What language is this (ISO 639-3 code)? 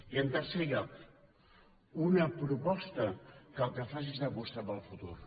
cat